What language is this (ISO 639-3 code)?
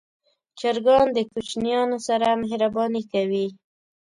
pus